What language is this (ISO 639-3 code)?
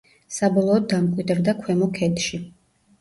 kat